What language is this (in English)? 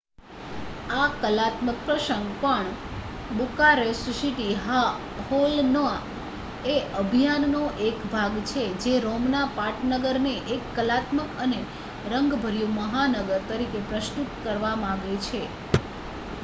Gujarati